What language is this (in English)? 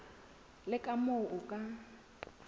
Southern Sotho